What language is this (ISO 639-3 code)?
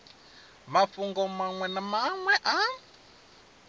ven